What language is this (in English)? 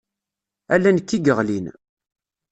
Kabyle